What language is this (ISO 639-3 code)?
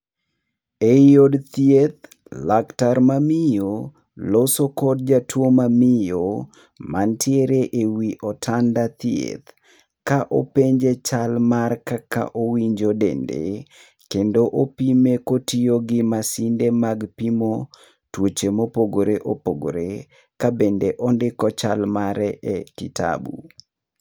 luo